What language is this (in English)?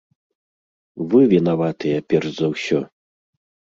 Belarusian